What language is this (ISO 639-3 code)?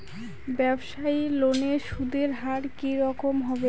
ben